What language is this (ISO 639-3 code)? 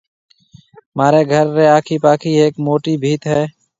mve